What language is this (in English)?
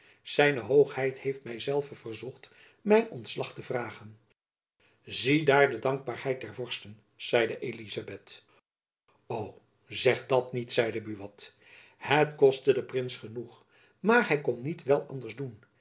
Dutch